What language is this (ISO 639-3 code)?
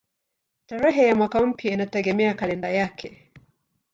swa